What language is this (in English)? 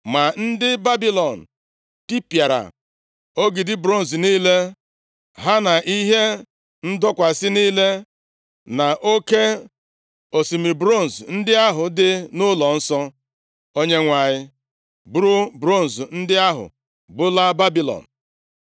Igbo